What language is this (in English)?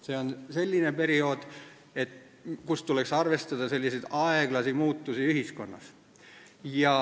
Estonian